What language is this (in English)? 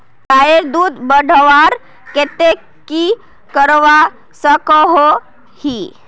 Magahi